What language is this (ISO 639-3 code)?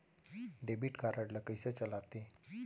hne